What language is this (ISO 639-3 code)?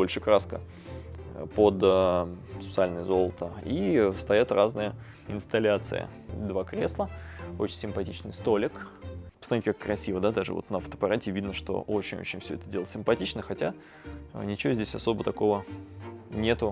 rus